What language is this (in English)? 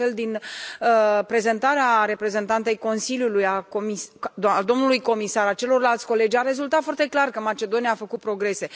Romanian